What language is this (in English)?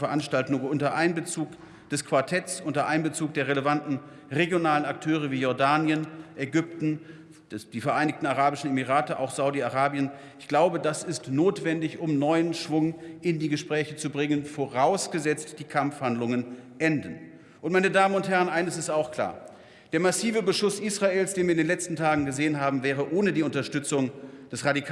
German